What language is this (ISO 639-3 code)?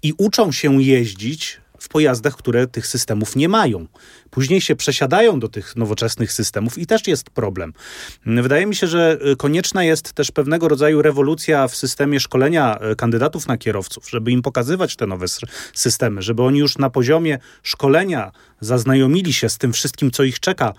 pol